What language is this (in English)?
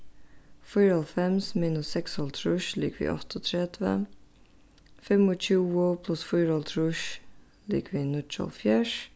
Faroese